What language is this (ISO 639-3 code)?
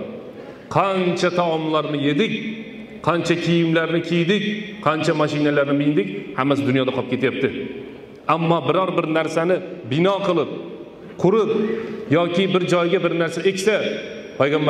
tur